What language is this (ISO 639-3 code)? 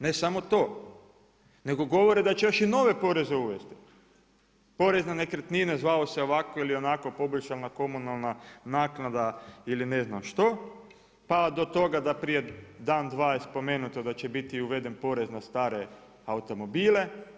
hrv